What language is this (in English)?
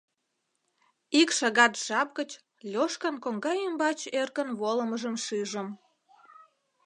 Mari